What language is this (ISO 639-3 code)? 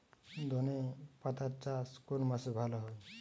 ben